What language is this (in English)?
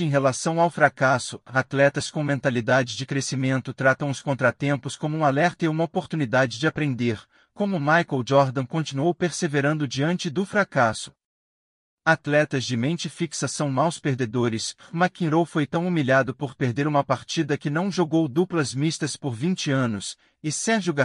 Portuguese